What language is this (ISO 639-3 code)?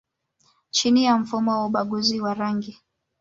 swa